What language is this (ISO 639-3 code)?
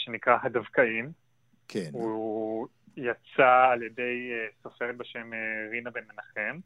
heb